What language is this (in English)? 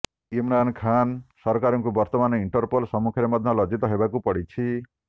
Odia